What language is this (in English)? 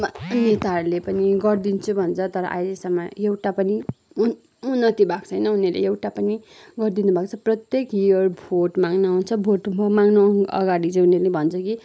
Nepali